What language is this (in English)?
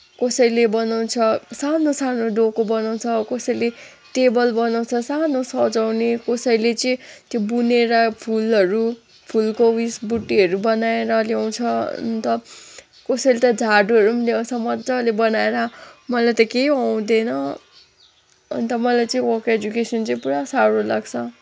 Nepali